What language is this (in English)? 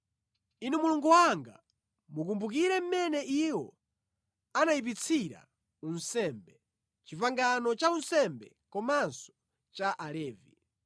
Nyanja